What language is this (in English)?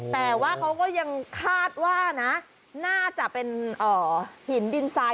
Thai